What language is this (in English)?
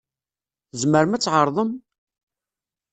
Kabyle